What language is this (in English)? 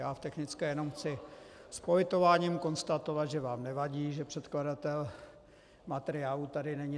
Czech